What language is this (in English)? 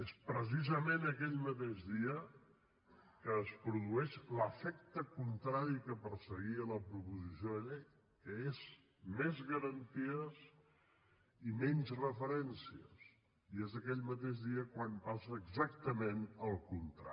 Catalan